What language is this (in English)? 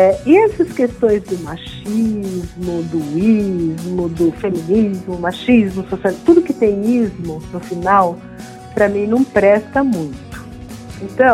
Portuguese